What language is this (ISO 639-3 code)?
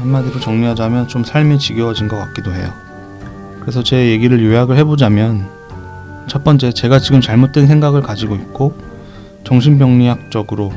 kor